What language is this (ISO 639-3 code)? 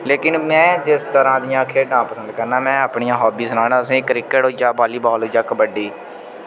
doi